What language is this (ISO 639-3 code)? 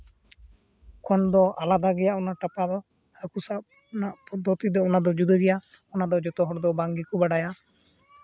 sat